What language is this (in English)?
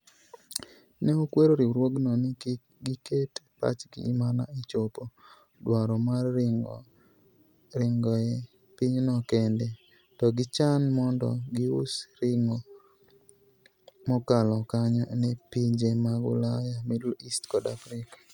Luo (Kenya and Tanzania)